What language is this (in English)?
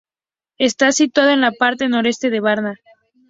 Spanish